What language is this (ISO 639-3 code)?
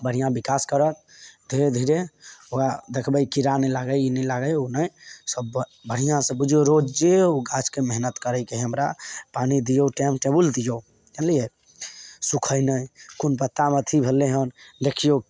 mai